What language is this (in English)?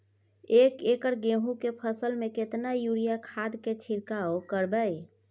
Maithili